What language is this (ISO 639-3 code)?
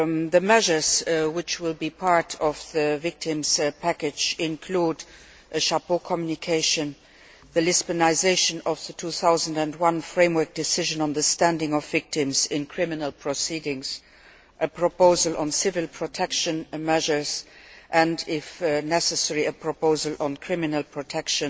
eng